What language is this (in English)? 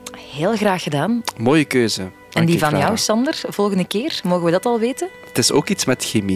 Dutch